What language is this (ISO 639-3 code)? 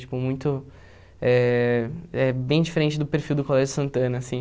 por